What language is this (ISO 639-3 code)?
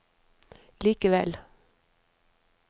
nor